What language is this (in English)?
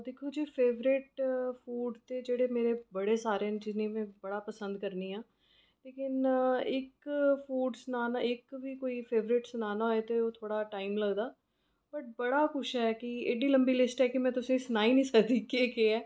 Dogri